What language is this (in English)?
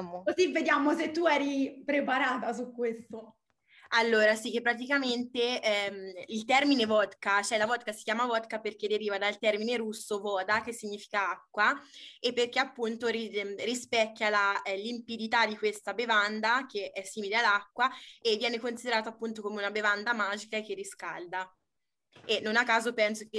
Italian